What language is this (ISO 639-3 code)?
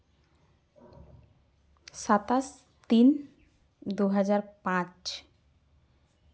sat